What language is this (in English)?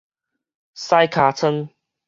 Min Nan Chinese